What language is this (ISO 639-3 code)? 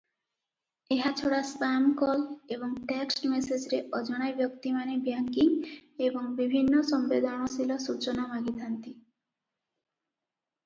ori